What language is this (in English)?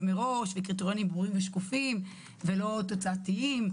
Hebrew